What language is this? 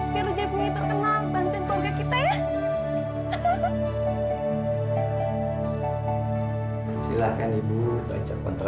Indonesian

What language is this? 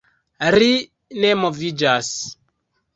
Esperanto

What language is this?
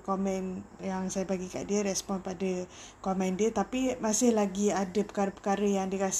Malay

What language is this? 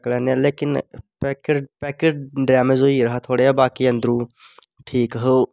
Dogri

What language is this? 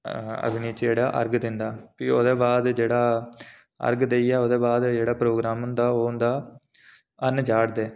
Dogri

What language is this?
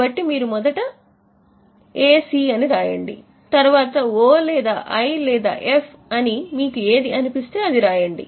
Telugu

